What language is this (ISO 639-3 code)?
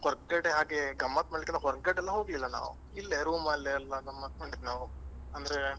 kan